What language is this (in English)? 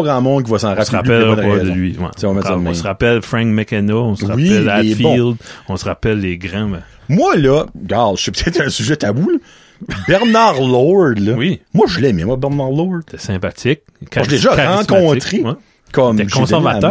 French